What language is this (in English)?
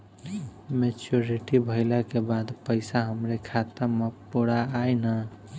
Bhojpuri